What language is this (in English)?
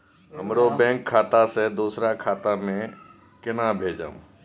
Maithili